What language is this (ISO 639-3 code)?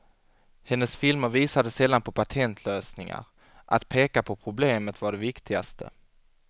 swe